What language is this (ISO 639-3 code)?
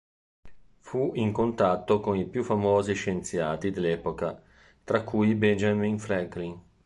ita